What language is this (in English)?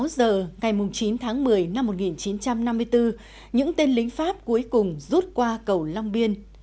Vietnamese